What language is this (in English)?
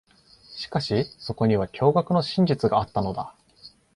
Japanese